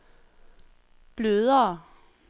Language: Danish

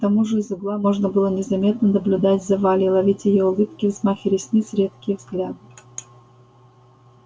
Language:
Russian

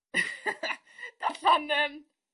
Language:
Welsh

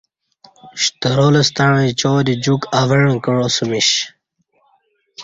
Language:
Kati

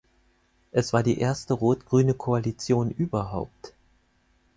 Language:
German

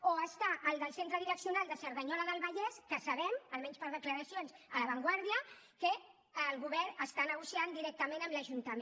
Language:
Catalan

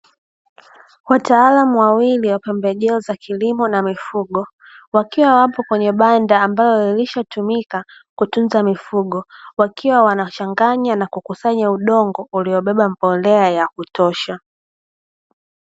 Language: Swahili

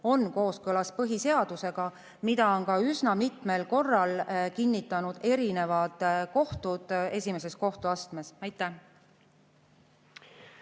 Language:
Estonian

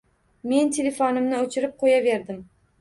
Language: Uzbek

